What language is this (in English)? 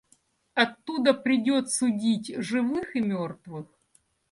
Russian